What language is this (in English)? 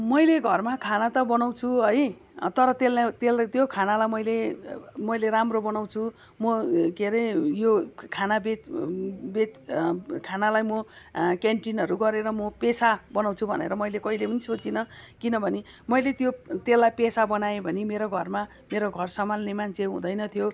Nepali